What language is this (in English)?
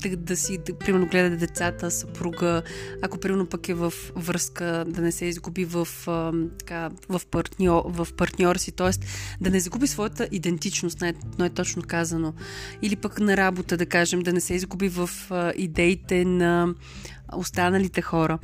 Bulgarian